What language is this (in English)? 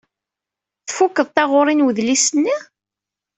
Kabyle